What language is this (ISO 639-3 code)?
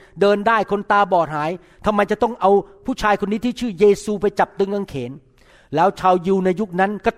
tha